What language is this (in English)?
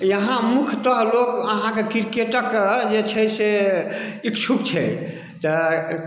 Maithili